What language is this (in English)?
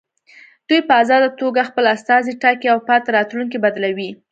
Pashto